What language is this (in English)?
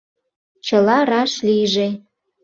Mari